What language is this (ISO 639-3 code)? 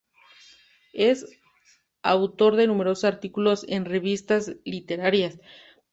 spa